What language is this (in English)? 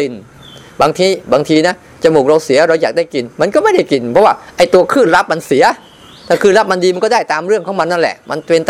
Thai